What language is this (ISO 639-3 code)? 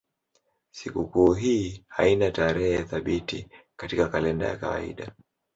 swa